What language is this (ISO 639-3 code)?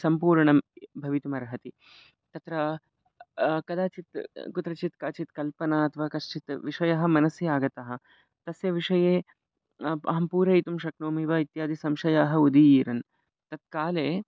san